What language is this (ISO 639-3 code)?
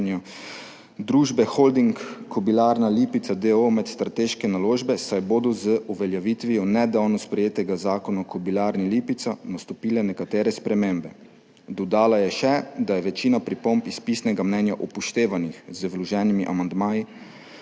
slv